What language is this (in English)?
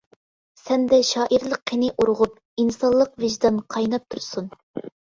Uyghur